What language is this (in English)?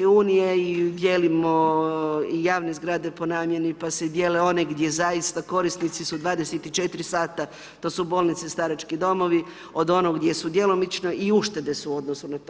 Croatian